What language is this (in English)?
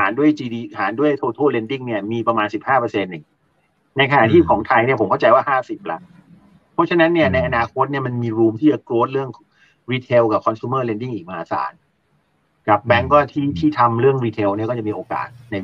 Thai